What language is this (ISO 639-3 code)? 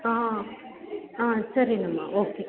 kan